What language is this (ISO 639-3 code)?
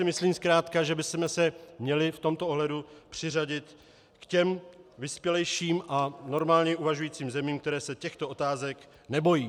ces